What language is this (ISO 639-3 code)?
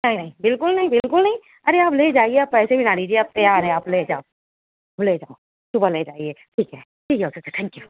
urd